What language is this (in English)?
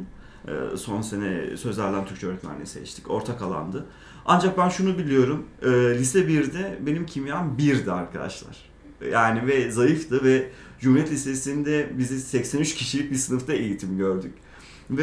Turkish